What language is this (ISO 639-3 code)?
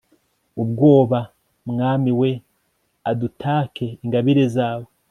kin